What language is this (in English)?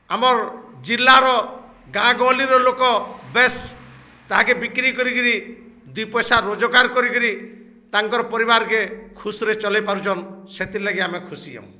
Odia